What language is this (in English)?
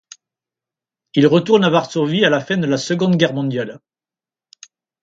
French